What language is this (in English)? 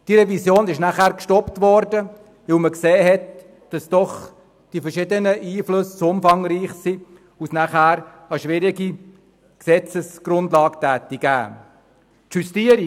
Swiss German